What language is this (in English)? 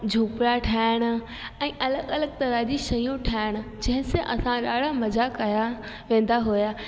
Sindhi